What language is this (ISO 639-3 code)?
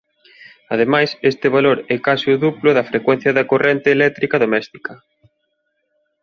glg